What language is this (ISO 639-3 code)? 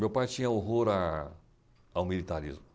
por